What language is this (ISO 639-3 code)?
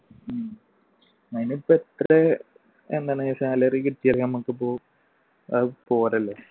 mal